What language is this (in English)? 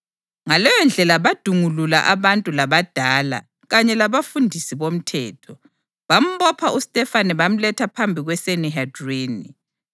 North Ndebele